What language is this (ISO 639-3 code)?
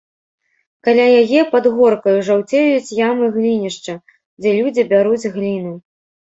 bel